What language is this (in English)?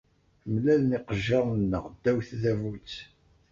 Kabyle